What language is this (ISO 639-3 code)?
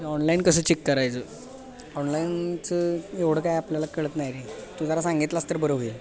mar